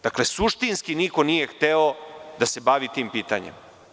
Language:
Serbian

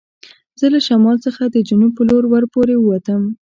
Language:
Pashto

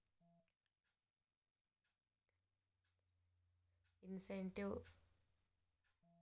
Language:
Kannada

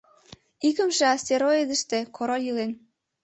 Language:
Mari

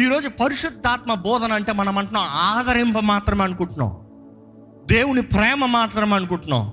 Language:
Telugu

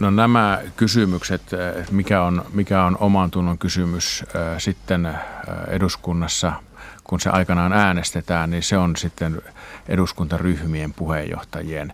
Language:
Finnish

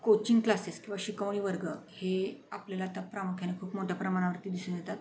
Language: Marathi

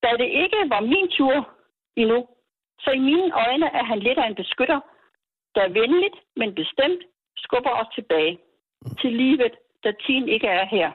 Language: Danish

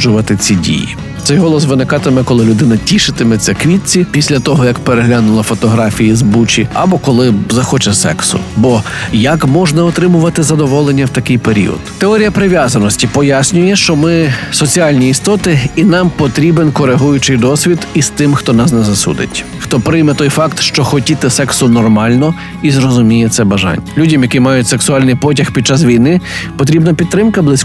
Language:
Ukrainian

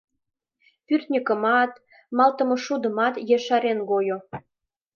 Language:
Mari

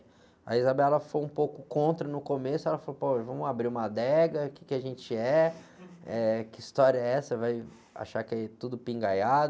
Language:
Portuguese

